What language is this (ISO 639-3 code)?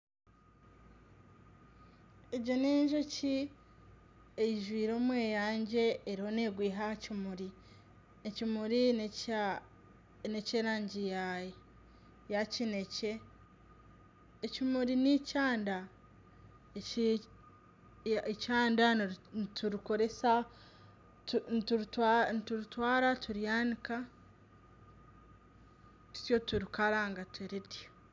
nyn